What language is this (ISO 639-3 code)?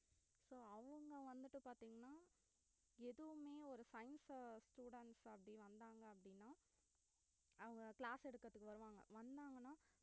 tam